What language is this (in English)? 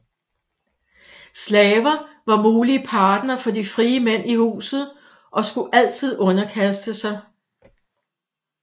Danish